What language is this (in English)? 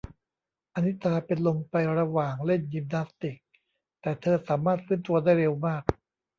Thai